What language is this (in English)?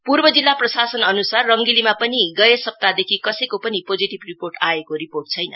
Nepali